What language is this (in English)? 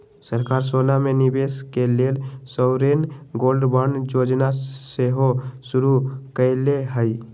Magahi